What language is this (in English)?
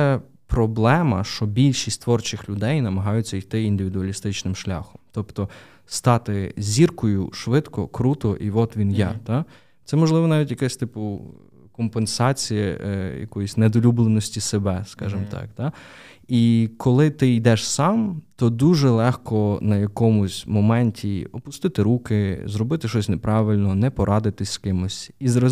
Ukrainian